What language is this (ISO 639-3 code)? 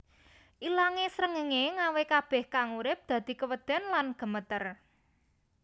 jav